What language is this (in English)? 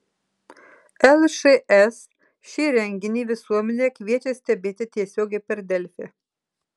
Lithuanian